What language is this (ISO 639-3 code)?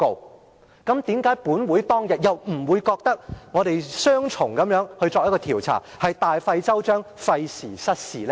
yue